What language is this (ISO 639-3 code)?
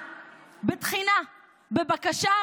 heb